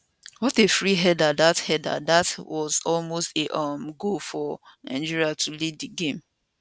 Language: Nigerian Pidgin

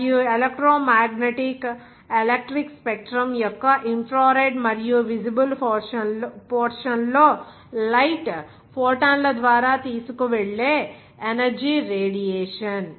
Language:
Telugu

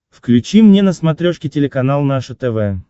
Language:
Russian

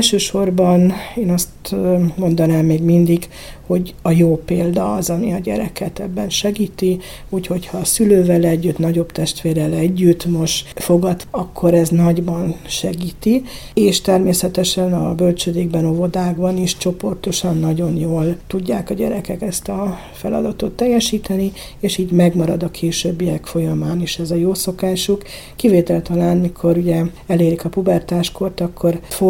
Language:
Hungarian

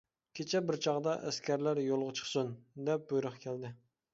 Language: Uyghur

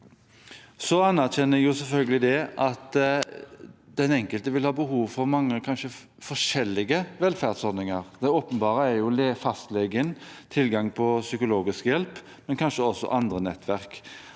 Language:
Norwegian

